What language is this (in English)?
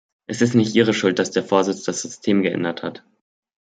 German